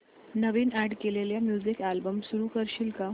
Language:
Marathi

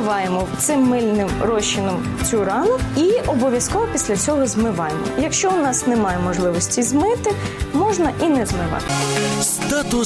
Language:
Ukrainian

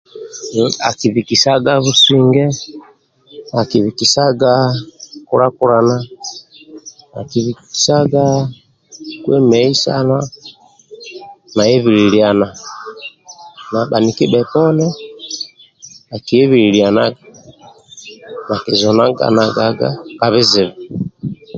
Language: Amba (Uganda)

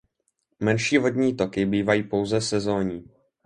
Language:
Czech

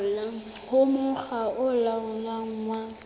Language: Southern Sotho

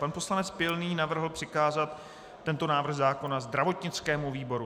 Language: Czech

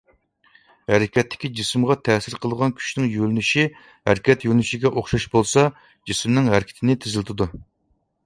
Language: Uyghur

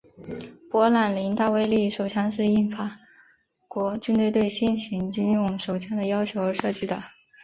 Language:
Chinese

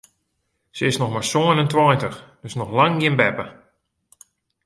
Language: Western Frisian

